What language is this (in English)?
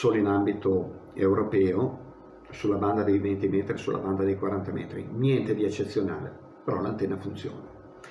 Italian